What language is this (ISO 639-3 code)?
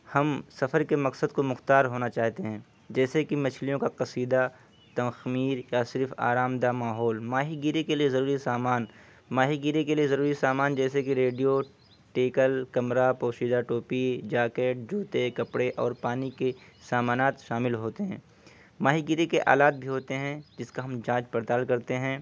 urd